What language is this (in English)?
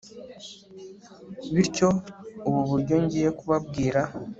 Kinyarwanda